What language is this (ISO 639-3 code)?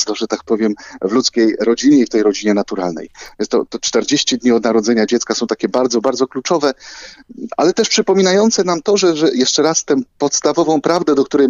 pol